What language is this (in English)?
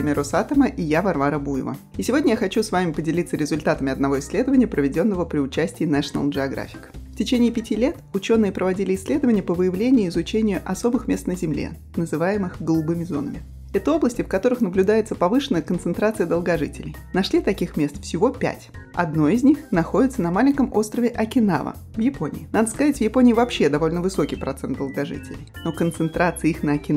Russian